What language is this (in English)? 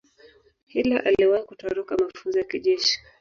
Swahili